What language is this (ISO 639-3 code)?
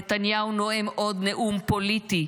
heb